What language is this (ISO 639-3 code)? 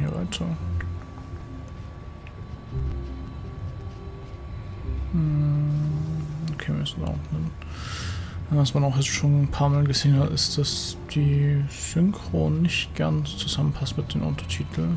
deu